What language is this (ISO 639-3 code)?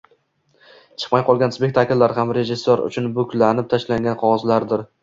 uzb